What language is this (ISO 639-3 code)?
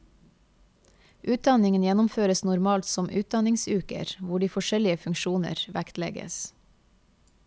nor